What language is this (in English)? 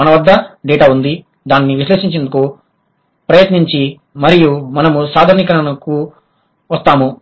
Telugu